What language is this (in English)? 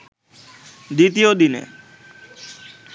Bangla